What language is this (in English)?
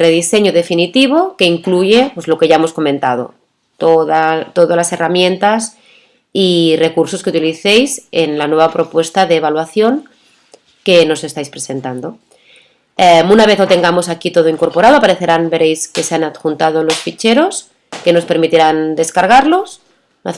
Spanish